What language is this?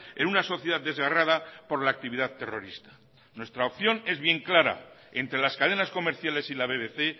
Spanish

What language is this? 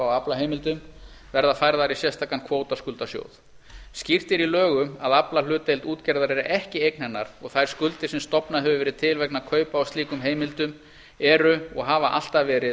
Icelandic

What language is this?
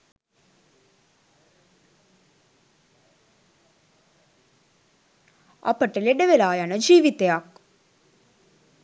Sinhala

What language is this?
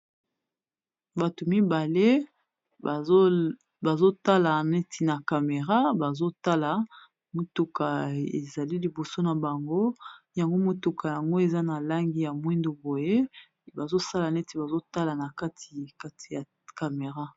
Lingala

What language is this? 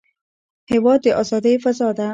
Pashto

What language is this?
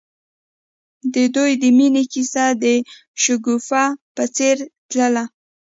Pashto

